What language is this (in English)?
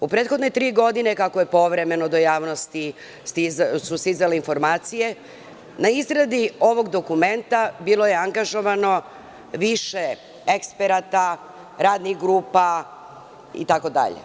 Serbian